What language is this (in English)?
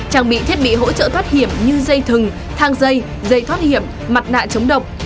Vietnamese